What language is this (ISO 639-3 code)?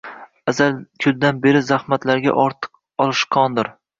uzb